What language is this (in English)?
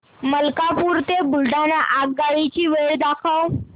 Marathi